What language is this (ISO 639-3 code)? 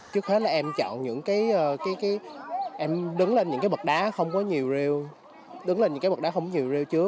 vie